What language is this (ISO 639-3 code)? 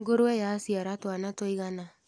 kik